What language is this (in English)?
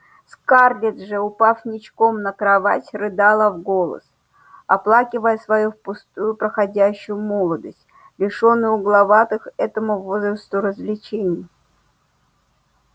Russian